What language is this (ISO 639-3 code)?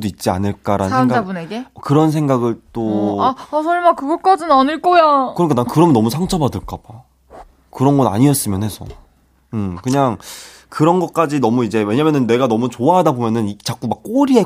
kor